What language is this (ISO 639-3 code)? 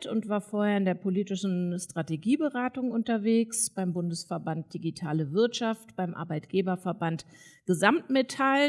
deu